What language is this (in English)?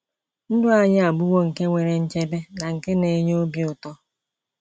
Igbo